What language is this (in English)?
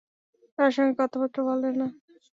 Bangla